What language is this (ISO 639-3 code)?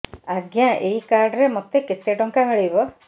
ori